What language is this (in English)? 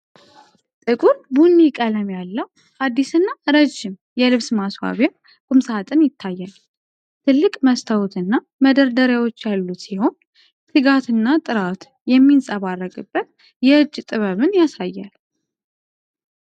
Amharic